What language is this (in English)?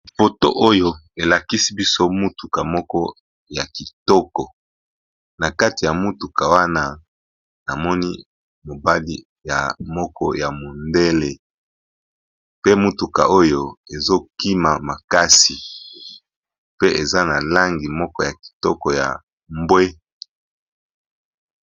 Lingala